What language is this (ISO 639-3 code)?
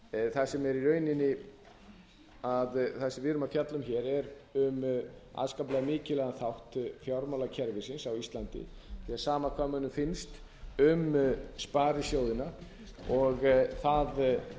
isl